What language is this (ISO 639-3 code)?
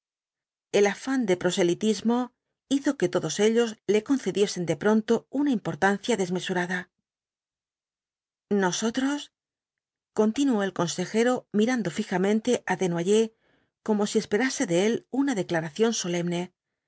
spa